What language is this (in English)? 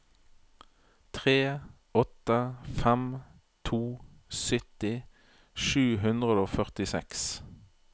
Norwegian